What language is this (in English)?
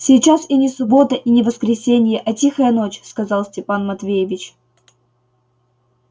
Russian